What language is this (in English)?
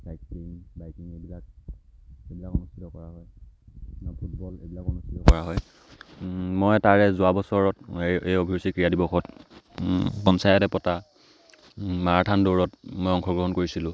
Assamese